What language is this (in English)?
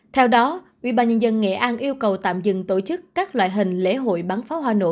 Vietnamese